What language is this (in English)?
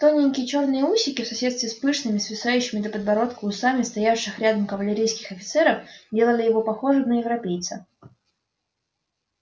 Russian